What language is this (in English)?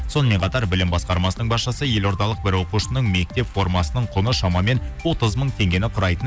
Kazakh